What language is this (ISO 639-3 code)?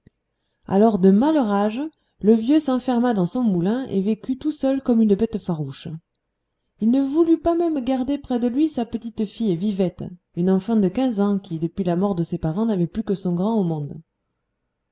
fra